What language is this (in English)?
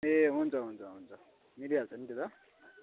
Nepali